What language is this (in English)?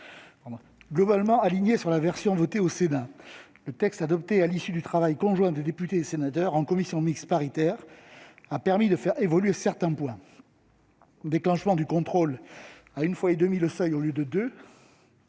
French